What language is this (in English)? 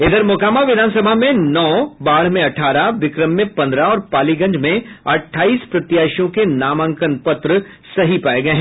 Hindi